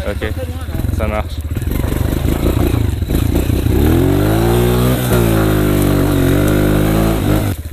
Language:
French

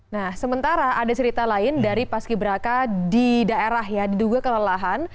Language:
Indonesian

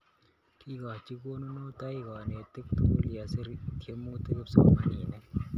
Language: Kalenjin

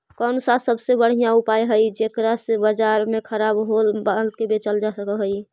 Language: Magahi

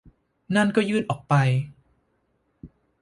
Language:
Thai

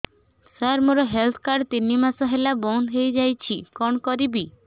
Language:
Odia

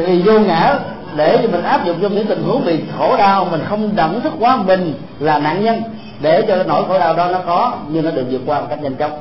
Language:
Vietnamese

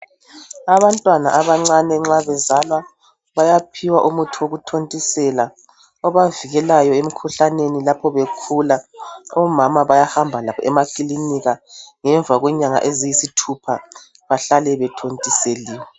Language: North Ndebele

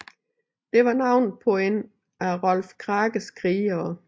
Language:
Danish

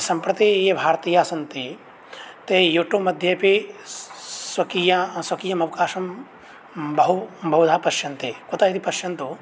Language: Sanskrit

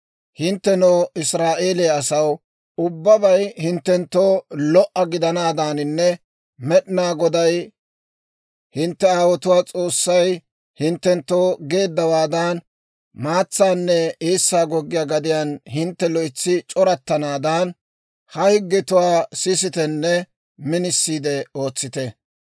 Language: Dawro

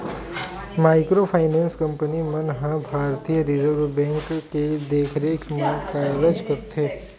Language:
Chhattisgarhi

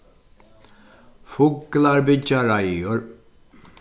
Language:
Faroese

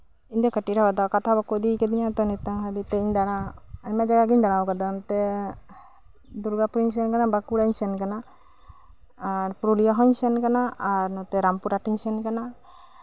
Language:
Santali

